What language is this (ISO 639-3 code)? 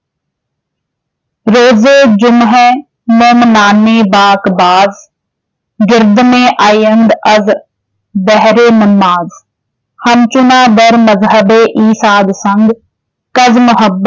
pan